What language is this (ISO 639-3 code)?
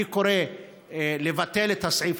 heb